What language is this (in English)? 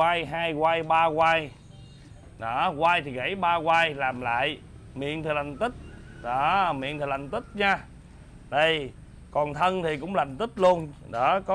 Vietnamese